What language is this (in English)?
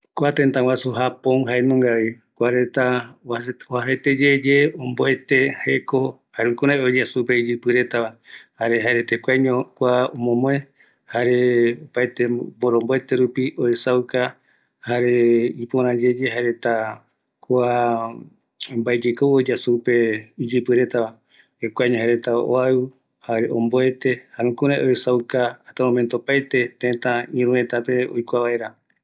Eastern Bolivian Guaraní